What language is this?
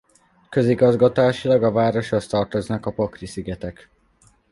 Hungarian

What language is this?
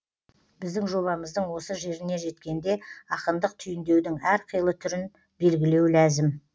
Kazakh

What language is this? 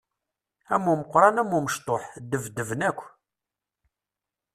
Kabyle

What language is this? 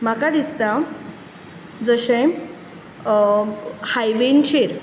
Konkani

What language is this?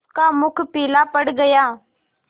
Hindi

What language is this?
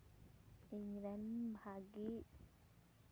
Santali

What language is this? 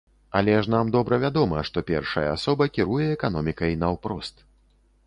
Belarusian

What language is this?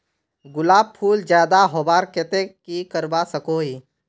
Magahi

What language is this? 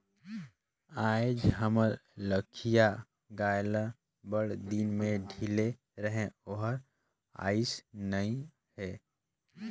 Chhattisgarhi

